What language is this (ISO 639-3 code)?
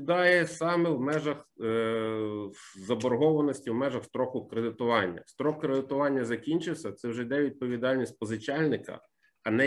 ukr